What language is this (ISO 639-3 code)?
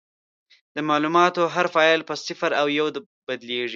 pus